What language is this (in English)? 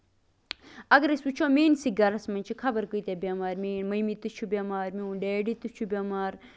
Kashmiri